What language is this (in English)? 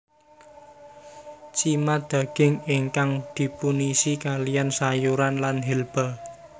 Javanese